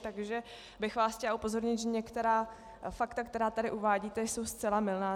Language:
Czech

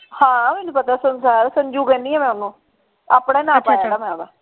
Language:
Punjabi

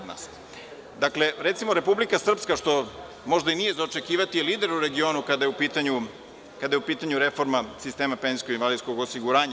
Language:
Serbian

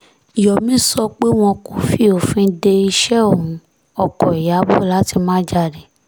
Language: Yoruba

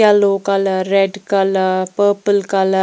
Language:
Hindi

